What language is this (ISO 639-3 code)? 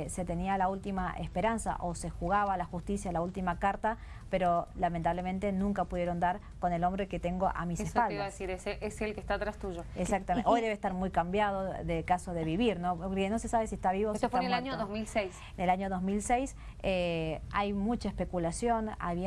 spa